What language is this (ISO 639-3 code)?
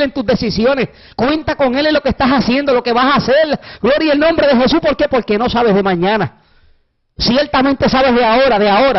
spa